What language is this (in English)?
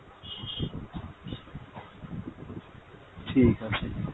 Bangla